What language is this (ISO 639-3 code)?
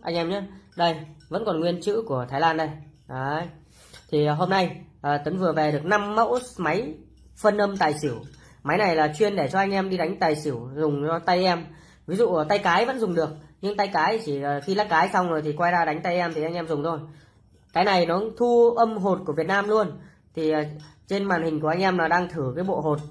vie